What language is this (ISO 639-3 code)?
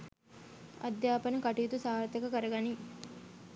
sin